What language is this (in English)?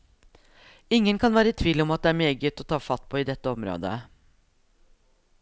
Norwegian